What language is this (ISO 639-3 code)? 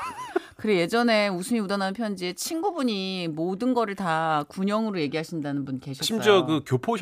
kor